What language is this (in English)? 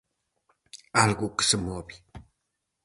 Galician